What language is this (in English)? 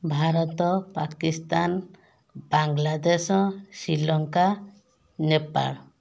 Odia